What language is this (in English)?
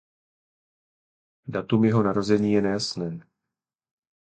Czech